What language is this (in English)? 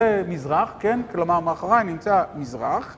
Hebrew